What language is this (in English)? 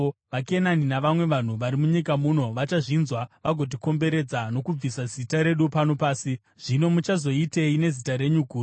Shona